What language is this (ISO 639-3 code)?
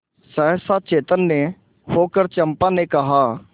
hin